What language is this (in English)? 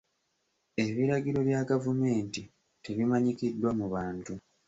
Ganda